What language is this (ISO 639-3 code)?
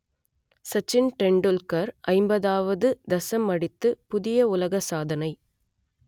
tam